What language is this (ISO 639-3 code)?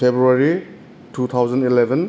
brx